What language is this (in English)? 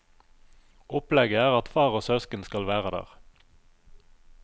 Norwegian